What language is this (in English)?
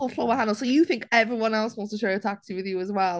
Welsh